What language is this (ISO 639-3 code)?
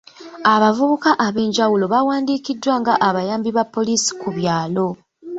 lug